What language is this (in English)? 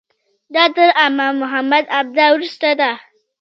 Pashto